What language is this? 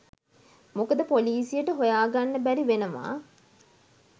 Sinhala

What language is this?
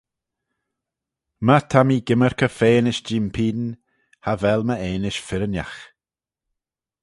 Manx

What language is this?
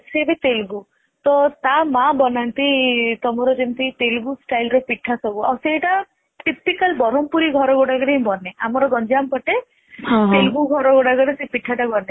Odia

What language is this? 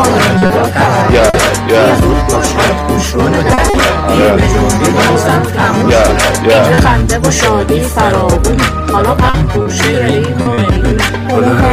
Persian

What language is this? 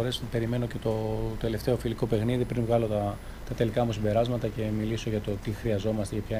Greek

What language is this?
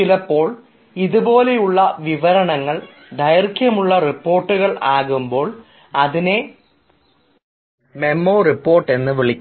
Malayalam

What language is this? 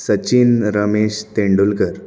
Konkani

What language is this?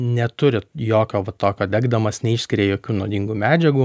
Lithuanian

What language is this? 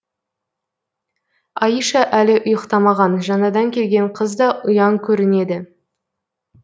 Kazakh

